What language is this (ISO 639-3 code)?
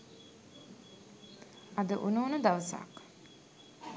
sin